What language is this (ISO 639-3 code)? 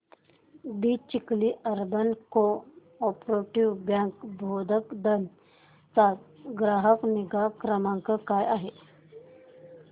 mar